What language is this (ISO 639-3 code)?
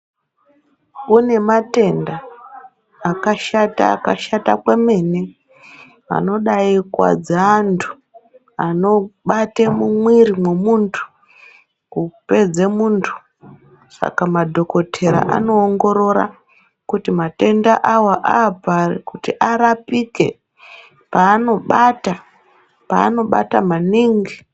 ndc